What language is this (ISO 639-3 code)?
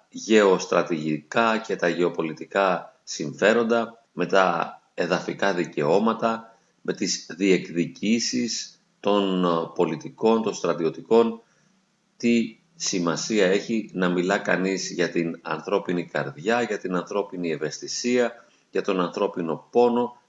ell